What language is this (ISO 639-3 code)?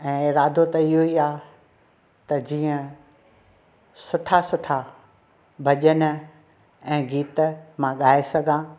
snd